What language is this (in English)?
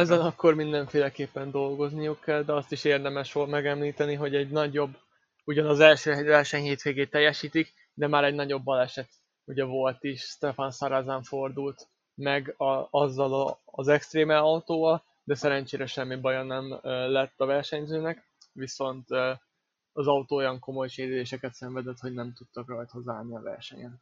Hungarian